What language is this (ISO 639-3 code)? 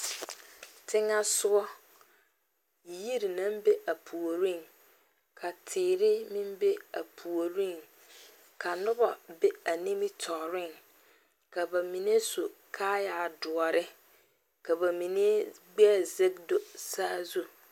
dga